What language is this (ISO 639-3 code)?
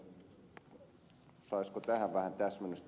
fin